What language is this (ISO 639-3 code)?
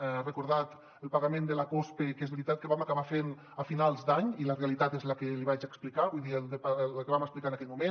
cat